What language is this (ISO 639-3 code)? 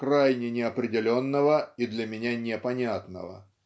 rus